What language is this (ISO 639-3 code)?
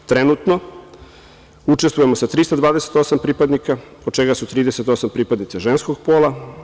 srp